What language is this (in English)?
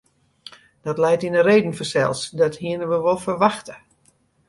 Western Frisian